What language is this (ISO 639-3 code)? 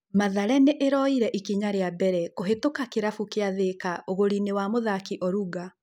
kik